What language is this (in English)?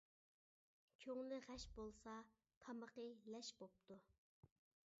Uyghur